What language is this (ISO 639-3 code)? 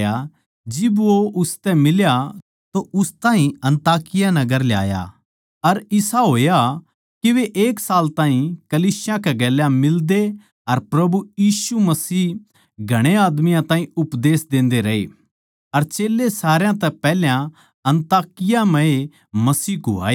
bgc